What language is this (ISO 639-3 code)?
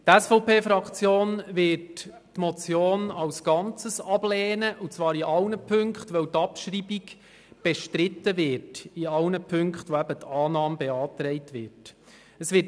gsw